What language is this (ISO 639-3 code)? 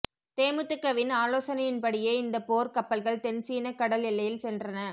tam